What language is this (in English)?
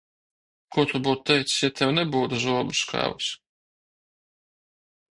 Latvian